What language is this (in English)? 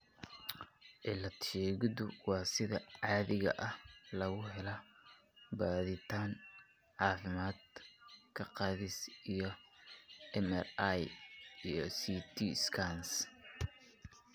Somali